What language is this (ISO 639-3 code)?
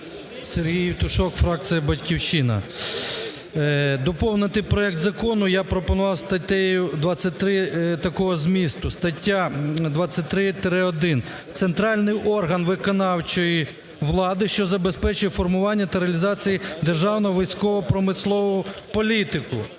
ukr